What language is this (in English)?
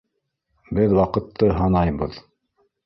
Bashkir